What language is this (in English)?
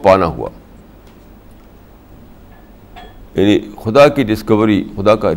Urdu